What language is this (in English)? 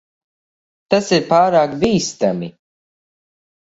Latvian